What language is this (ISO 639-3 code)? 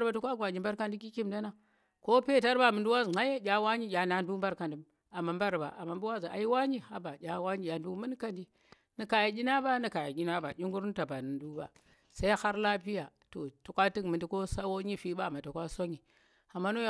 ttr